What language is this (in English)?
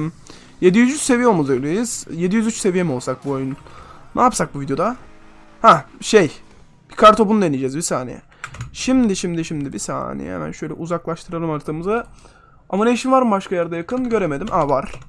Turkish